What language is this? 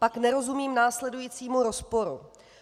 Czech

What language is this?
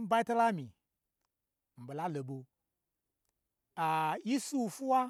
Gbagyi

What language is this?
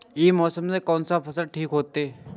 Maithili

